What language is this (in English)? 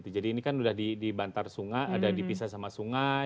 Indonesian